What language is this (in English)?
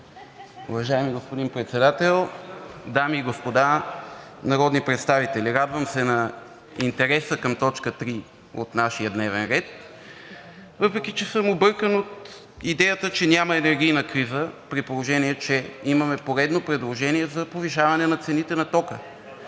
Bulgarian